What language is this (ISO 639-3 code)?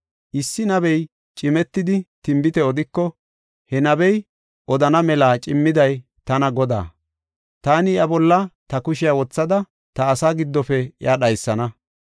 gof